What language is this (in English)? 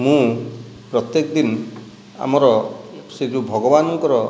Odia